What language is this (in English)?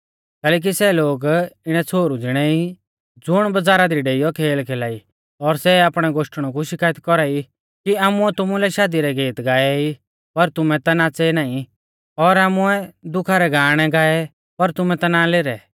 Mahasu Pahari